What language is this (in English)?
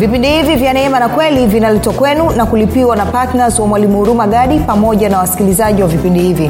Swahili